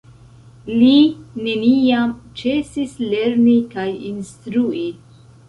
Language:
Esperanto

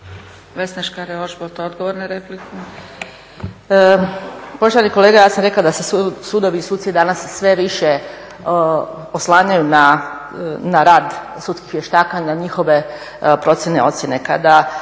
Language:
Croatian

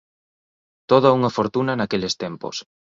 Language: Galician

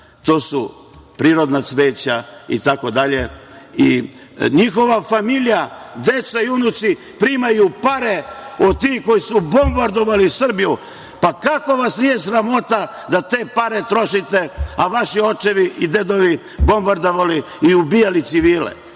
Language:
Serbian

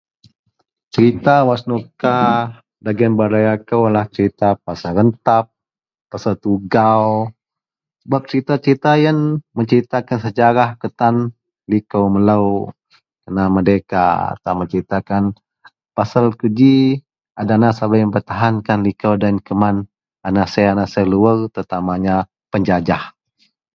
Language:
Central Melanau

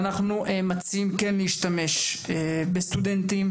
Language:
Hebrew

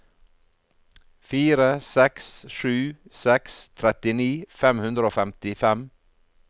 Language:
Norwegian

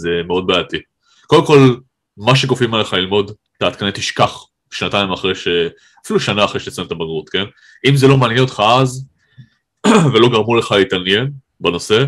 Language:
Hebrew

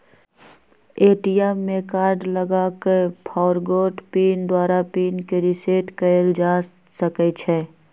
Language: Magahi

